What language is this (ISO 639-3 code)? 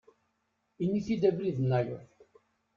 kab